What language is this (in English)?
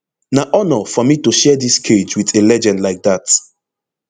Nigerian Pidgin